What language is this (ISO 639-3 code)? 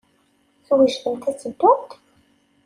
kab